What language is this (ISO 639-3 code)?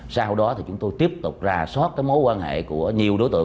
vie